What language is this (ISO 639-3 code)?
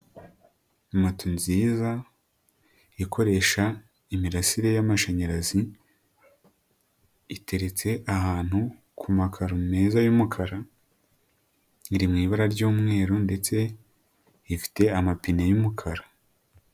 kin